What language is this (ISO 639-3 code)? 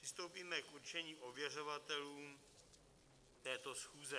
ces